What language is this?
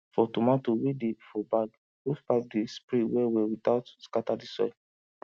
Nigerian Pidgin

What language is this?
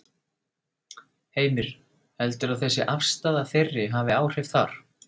Icelandic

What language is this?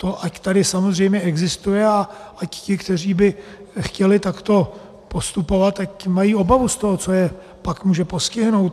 Czech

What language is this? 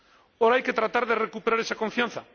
Spanish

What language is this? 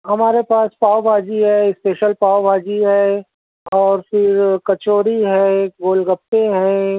Urdu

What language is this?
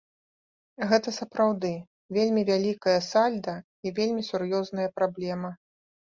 Belarusian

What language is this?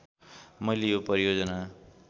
Nepali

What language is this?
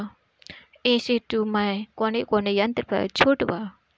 Bhojpuri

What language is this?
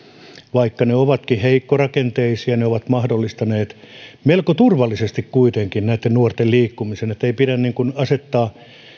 Finnish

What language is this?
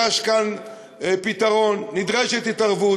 Hebrew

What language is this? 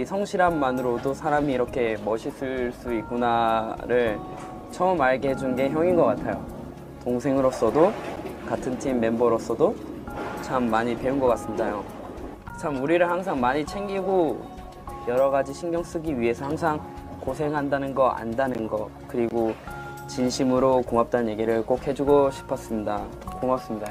Korean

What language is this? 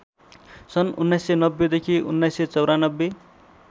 Nepali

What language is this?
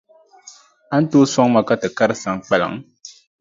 Dagbani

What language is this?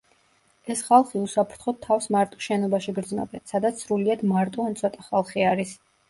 Georgian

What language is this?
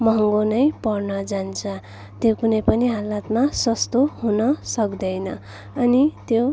Nepali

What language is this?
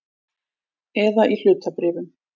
Icelandic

